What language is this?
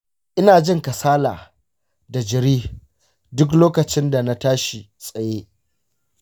Hausa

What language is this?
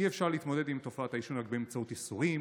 Hebrew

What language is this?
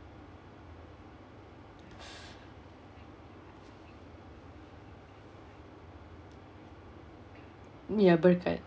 English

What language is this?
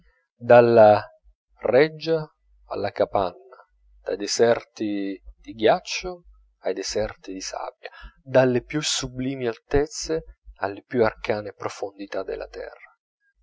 Italian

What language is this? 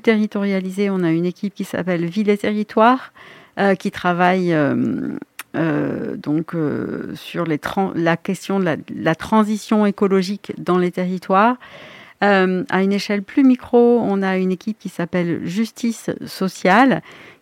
French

